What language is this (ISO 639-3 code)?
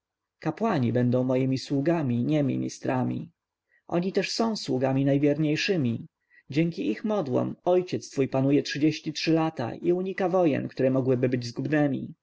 pol